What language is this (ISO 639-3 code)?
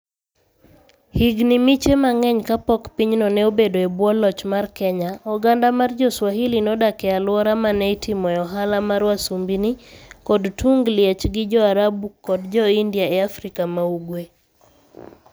luo